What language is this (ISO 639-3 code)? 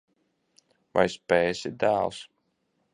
lav